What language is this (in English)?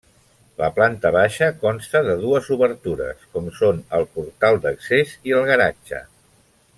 Catalan